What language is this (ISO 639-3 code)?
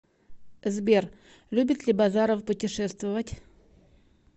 rus